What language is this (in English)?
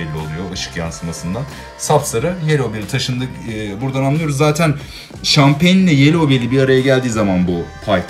Turkish